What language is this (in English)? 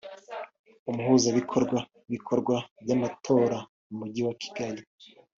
Kinyarwanda